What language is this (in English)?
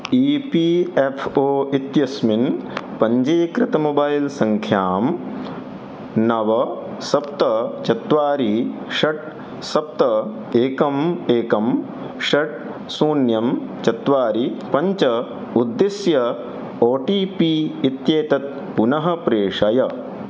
Sanskrit